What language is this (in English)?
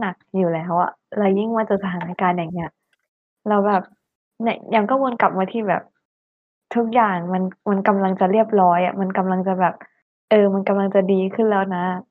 Thai